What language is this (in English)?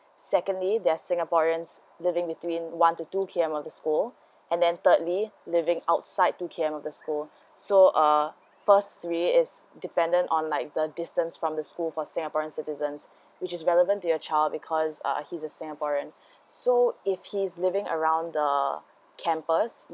English